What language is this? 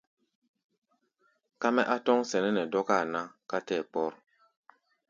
Gbaya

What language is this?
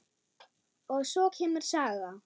Icelandic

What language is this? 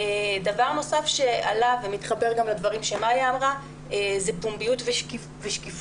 Hebrew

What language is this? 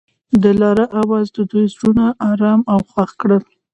Pashto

